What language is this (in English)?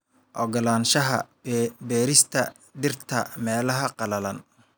Somali